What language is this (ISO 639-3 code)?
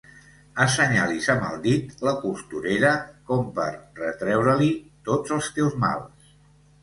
cat